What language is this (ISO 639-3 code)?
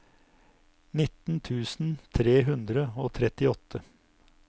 nor